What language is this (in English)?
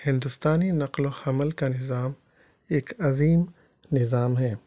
Urdu